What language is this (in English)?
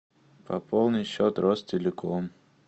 Russian